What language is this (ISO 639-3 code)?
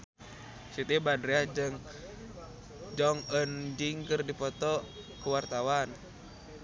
sun